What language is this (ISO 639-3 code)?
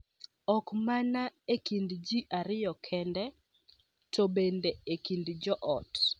luo